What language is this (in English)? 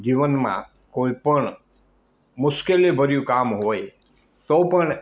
Gujarati